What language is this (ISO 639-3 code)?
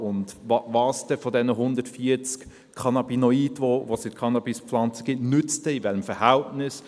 gsw